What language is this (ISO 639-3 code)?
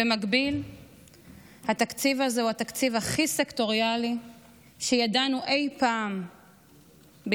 heb